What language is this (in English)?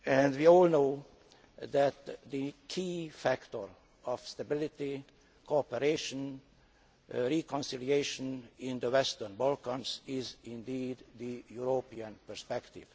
English